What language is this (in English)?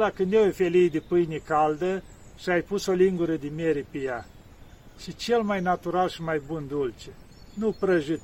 Romanian